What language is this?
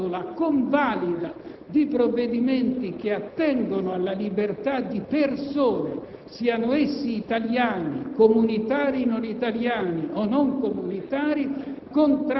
Italian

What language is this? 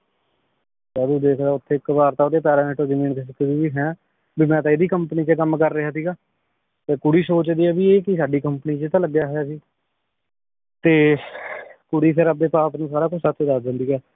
Punjabi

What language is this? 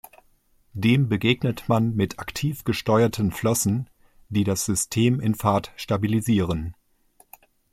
German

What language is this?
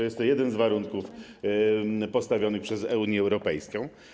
Polish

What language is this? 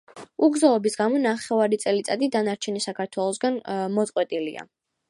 Georgian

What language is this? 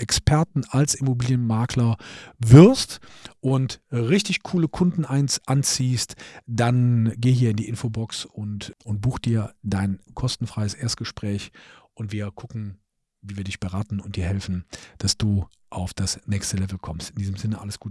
German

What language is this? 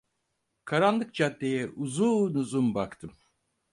Turkish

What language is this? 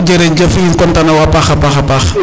Serer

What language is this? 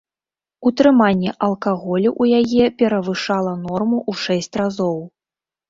Belarusian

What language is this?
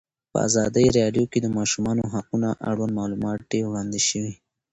Pashto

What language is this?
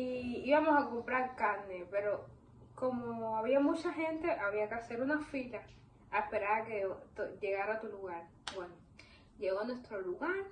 Spanish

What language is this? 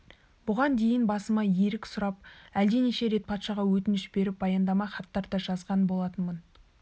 Kazakh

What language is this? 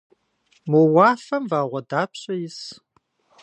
Kabardian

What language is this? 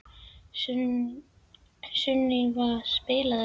Icelandic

